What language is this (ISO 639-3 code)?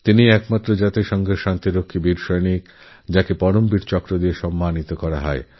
ben